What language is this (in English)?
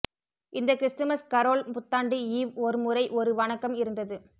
Tamil